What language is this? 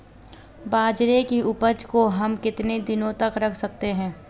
Hindi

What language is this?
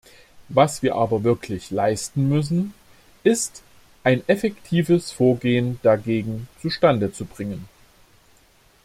German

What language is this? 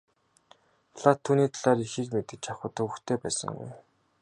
Mongolian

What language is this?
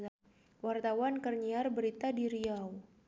Sundanese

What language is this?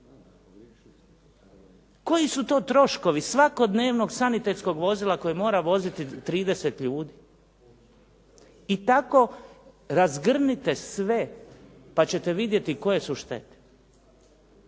Croatian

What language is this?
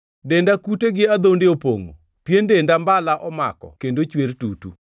Luo (Kenya and Tanzania)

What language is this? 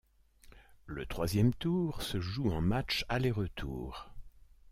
French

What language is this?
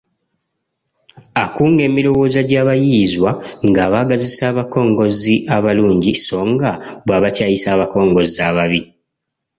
Ganda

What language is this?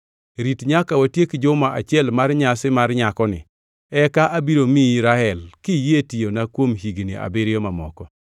Luo (Kenya and Tanzania)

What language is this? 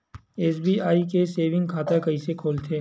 Chhattisgarhi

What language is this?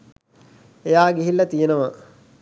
Sinhala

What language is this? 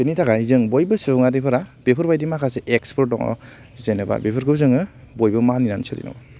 Bodo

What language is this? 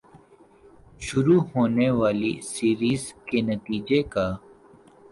Urdu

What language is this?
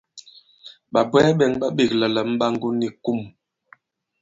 Bankon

